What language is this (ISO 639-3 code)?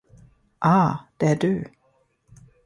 swe